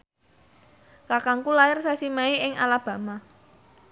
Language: Javanese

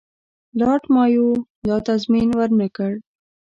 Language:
Pashto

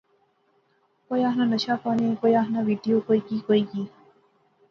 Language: Pahari-Potwari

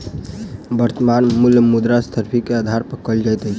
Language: Maithili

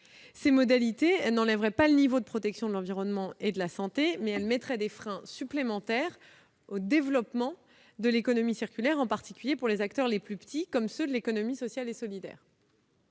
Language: French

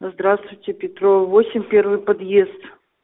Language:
Russian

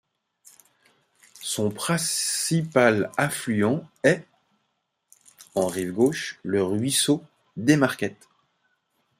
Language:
French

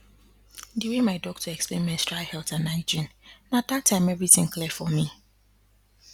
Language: Nigerian Pidgin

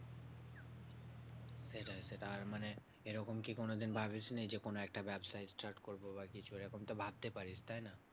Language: Bangla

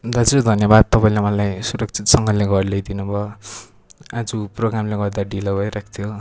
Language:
Nepali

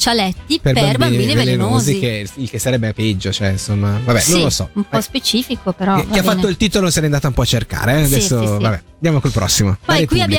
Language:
Italian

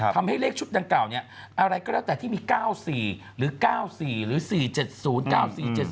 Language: Thai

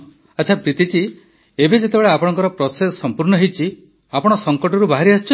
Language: Odia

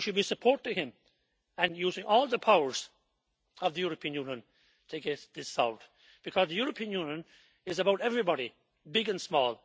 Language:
English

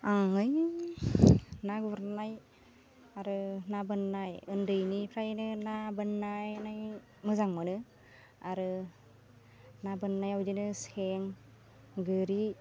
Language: Bodo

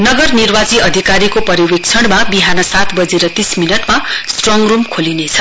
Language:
Nepali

